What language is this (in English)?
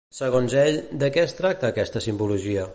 Catalan